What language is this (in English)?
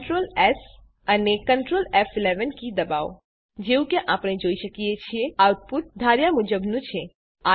Gujarati